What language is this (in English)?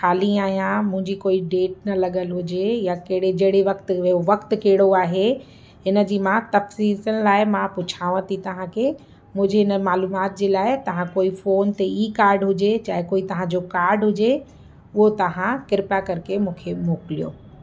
Sindhi